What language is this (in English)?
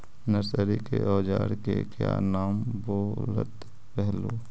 Magahi